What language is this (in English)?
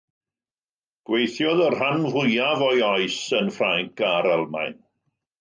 Welsh